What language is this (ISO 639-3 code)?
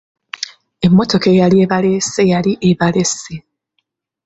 lug